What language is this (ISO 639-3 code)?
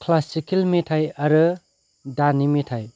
brx